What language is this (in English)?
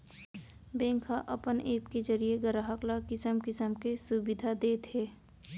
Chhattisgarhi